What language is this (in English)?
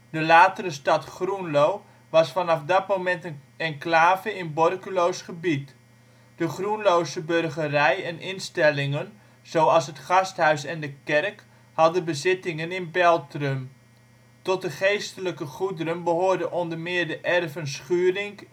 Dutch